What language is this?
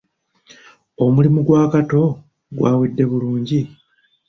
Ganda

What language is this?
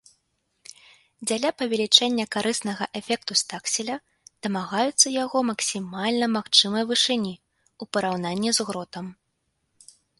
Belarusian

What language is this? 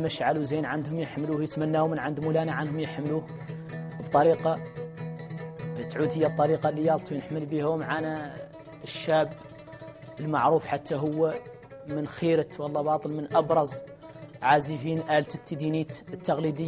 Arabic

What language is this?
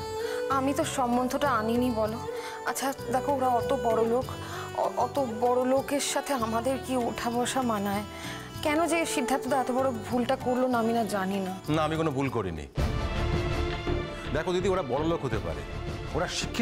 Hindi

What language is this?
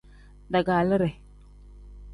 Tem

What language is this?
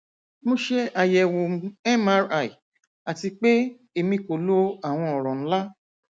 Yoruba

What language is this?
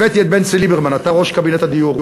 Hebrew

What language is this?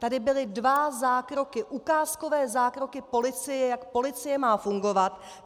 Czech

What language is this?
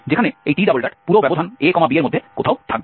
Bangla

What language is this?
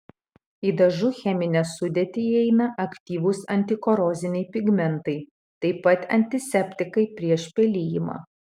Lithuanian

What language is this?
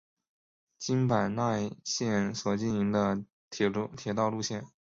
Chinese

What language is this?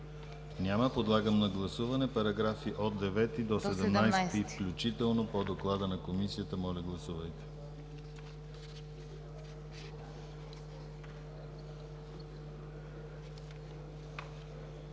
Bulgarian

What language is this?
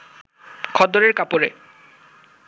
Bangla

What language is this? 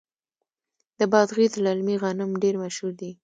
Pashto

